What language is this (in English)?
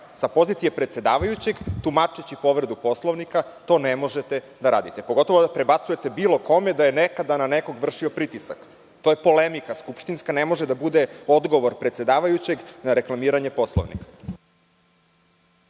Serbian